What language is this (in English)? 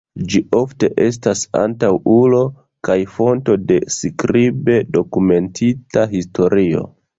Esperanto